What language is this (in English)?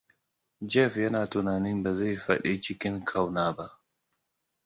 Hausa